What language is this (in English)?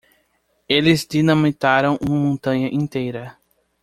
Portuguese